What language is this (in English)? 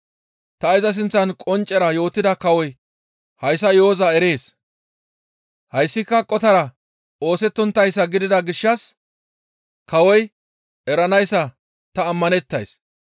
Gamo